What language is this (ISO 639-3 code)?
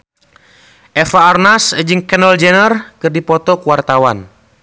sun